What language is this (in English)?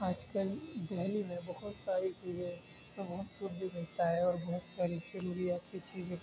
Urdu